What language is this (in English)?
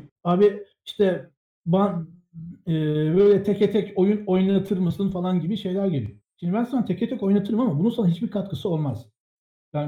Turkish